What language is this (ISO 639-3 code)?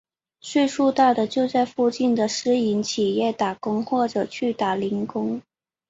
zho